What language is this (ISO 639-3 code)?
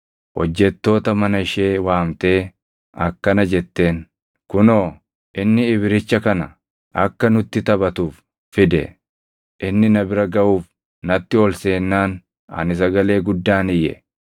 orm